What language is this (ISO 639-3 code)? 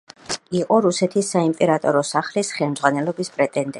kat